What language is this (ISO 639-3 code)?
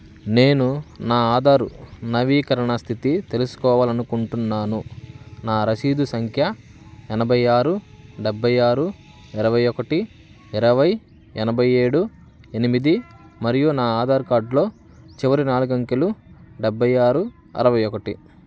tel